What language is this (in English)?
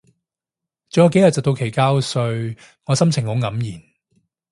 Cantonese